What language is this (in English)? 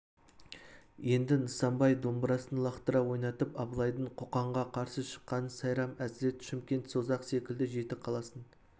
Kazakh